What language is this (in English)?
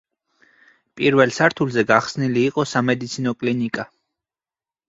Georgian